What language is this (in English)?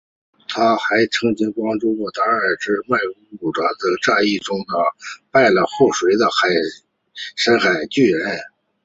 Chinese